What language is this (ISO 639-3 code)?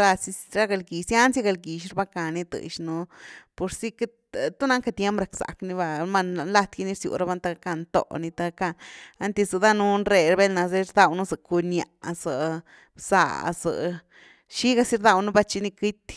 ztu